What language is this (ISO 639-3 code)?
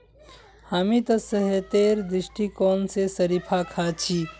mag